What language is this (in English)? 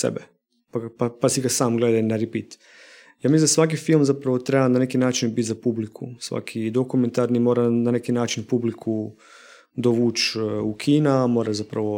Croatian